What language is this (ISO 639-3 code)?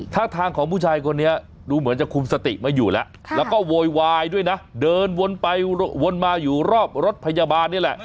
tha